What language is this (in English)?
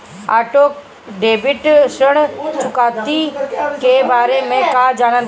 Bhojpuri